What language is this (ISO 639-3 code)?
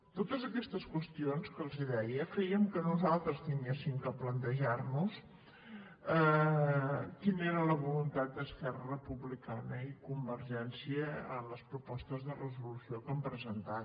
cat